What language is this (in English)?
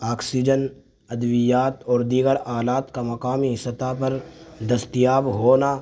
Urdu